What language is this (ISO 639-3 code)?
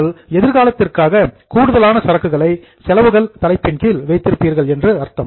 tam